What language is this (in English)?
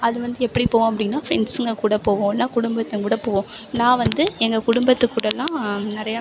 Tamil